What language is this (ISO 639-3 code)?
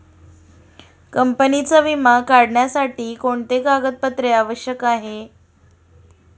mar